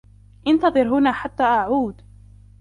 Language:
Arabic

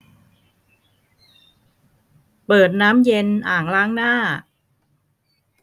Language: Thai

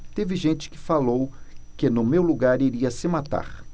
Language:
Portuguese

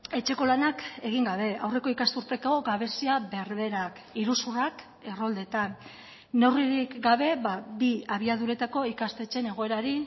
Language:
Basque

